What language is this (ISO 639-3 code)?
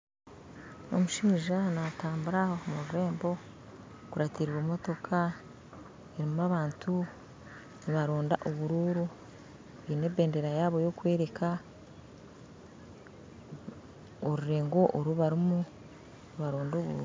nyn